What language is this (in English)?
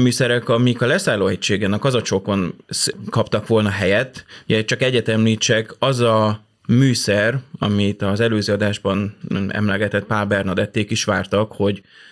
Hungarian